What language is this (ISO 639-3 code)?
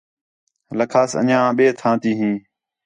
xhe